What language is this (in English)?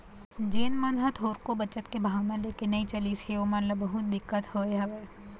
Chhattisgarhi